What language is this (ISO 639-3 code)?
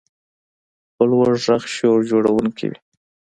pus